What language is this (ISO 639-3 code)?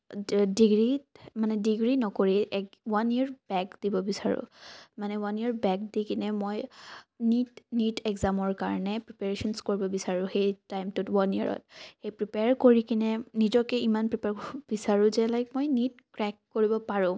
asm